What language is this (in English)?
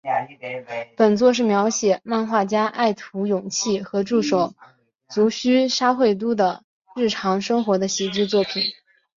Chinese